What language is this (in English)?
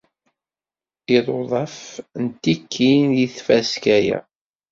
Kabyle